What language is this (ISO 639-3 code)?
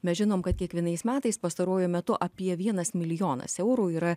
lit